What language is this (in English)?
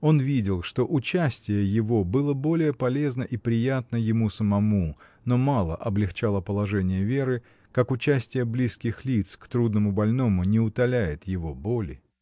Russian